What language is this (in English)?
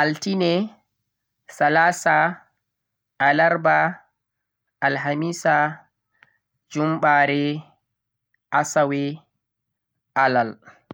Central-Eastern Niger Fulfulde